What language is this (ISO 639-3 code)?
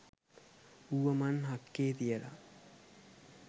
sin